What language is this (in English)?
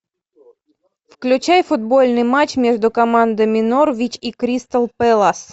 Russian